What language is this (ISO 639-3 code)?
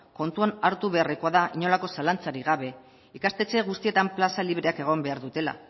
eus